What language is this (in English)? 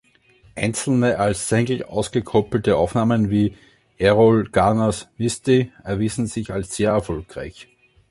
German